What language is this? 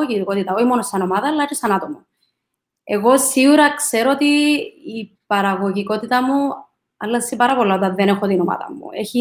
Greek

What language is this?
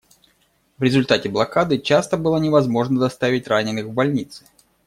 Russian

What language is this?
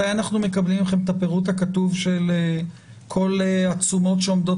Hebrew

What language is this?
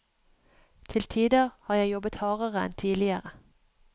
Norwegian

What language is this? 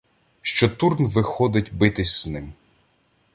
Ukrainian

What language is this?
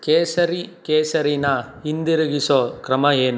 Kannada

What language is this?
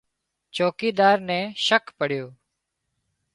Wadiyara Koli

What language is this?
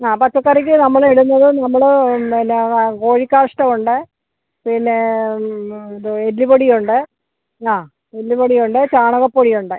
Malayalam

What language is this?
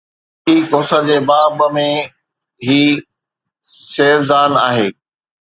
Sindhi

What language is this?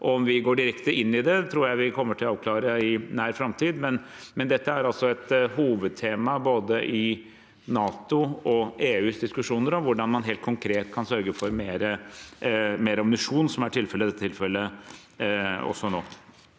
Norwegian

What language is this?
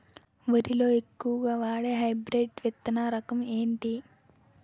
Telugu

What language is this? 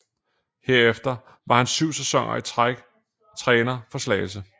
Danish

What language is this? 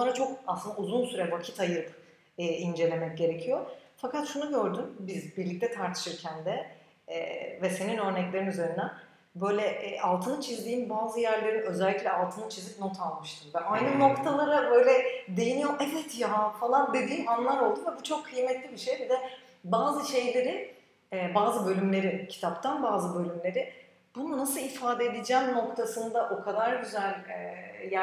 Turkish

